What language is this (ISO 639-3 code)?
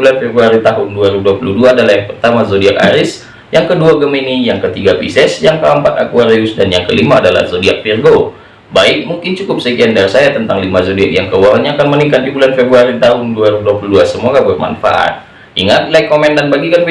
ind